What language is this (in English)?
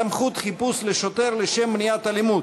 Hebrew